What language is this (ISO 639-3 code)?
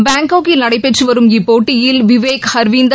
tam